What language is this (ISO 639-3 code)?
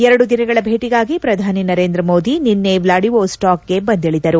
kan